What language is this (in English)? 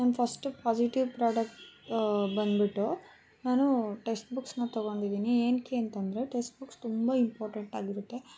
Kannada